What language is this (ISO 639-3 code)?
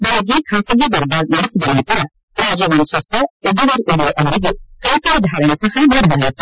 kan